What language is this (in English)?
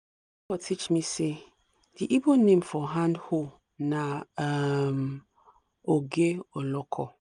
Nigerian Pidgin